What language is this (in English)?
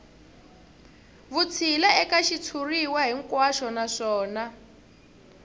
Tsonga